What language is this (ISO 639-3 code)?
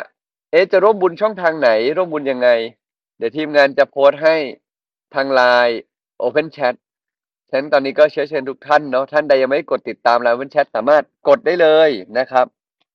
tha